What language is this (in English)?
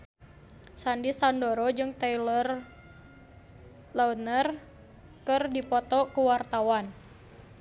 Sundanese